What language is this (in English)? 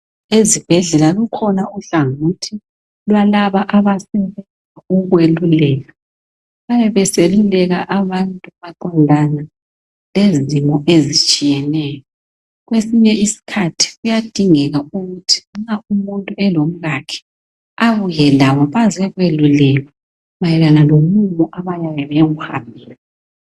North Ndebele